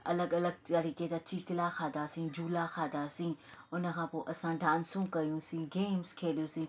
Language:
Sindhi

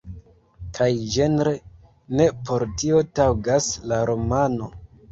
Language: Esperanto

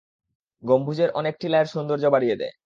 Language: Bangla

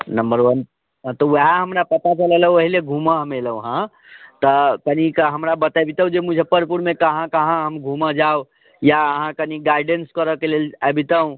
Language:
Maithili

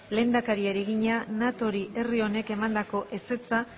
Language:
Basque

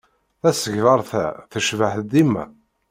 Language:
Kabyle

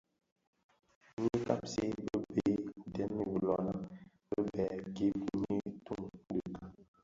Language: Bafia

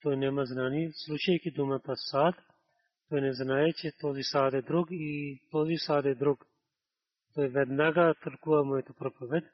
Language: Bulgarian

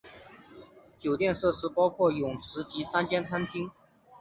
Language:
Chinese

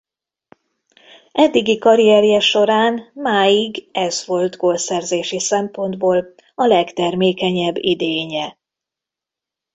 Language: Hungarian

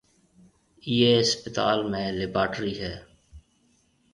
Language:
Marwari (Pakistan)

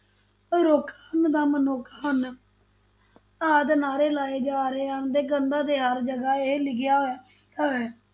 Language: Punjabi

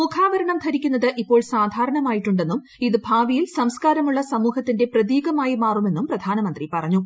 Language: Malayalam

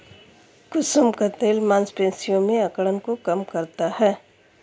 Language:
Hindi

